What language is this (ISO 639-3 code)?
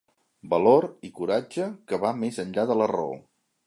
cat